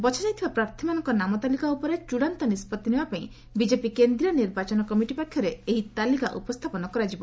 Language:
Odia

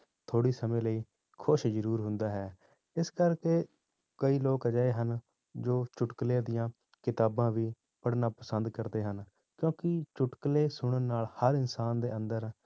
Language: Punjabi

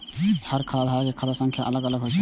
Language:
Maithili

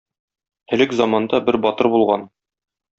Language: Tatar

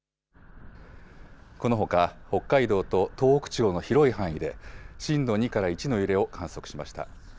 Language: Japanese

